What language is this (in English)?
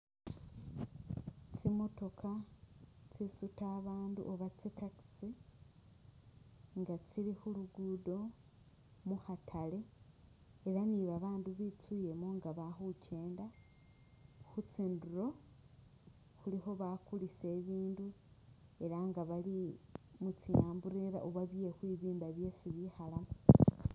Masaaba